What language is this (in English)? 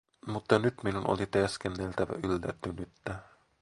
Finnish